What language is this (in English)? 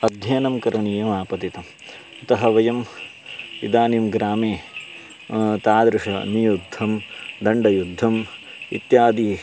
Sanskrit